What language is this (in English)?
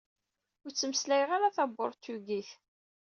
Kabyle